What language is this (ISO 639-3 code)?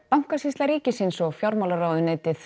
isl